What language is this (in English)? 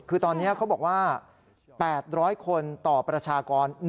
Thai